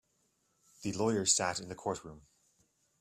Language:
English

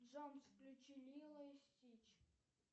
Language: Russian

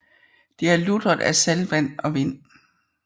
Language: Danish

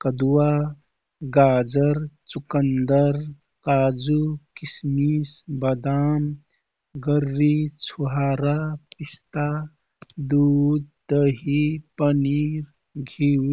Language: Kathoriya Tharu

